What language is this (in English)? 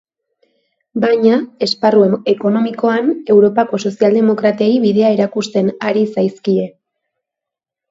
Basque